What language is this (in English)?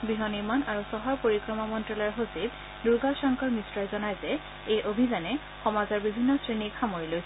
Assamese